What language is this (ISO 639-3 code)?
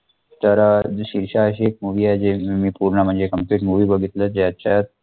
mar